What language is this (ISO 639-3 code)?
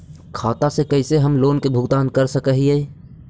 mag